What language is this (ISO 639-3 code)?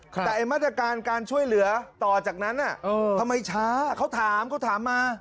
tha